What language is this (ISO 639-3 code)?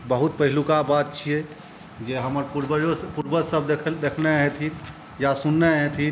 mai